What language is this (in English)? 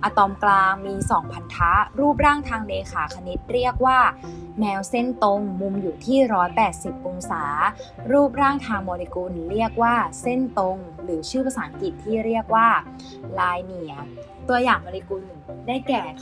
Thai